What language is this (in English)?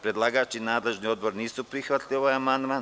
Serbian